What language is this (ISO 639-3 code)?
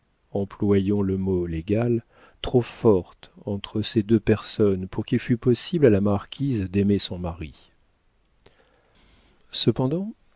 fra